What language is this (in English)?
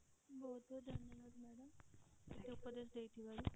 Odia